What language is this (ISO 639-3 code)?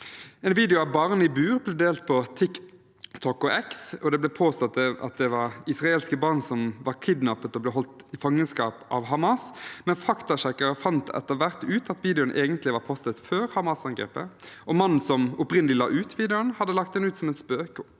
nor